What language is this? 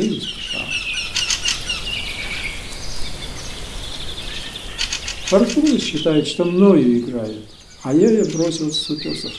Russian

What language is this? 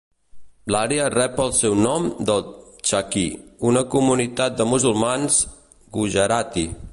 Catalan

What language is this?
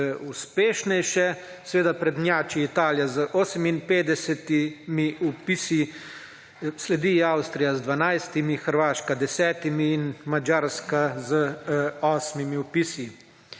Slovenian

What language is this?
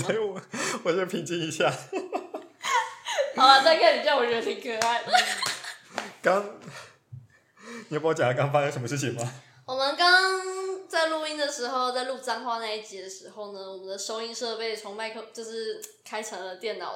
Chinese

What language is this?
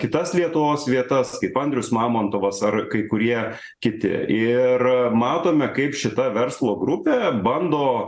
Lithuanian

